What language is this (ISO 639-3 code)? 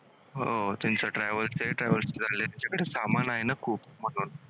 mar